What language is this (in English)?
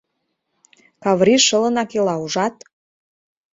Mari